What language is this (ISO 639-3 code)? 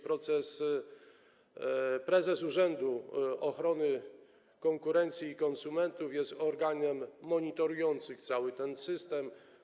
pol